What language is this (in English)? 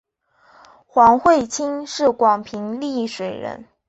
Chinese